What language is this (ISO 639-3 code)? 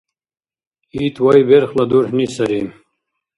dar